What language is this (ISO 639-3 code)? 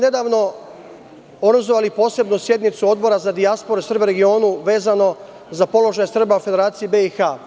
srp